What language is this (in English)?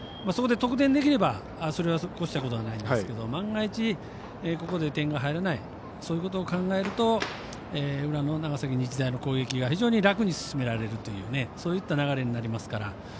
Japanese